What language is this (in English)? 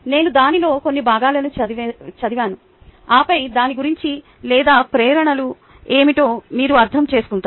Telugu